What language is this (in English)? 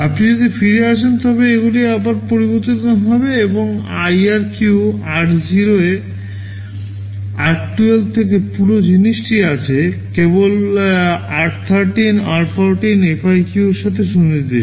Bangla